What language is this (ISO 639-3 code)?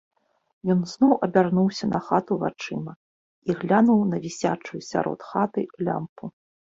bel